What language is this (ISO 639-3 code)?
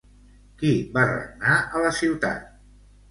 cat